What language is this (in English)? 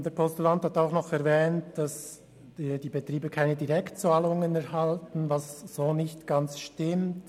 Swiss German